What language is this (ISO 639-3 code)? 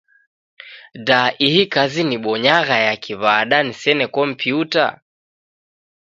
dav